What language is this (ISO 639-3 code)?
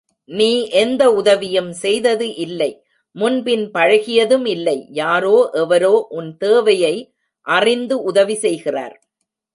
tam